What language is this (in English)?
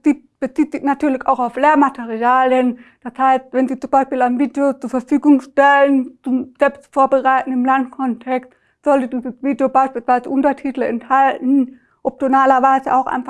German